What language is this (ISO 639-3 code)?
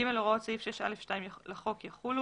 heb